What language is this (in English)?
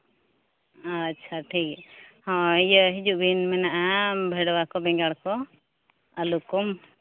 Santali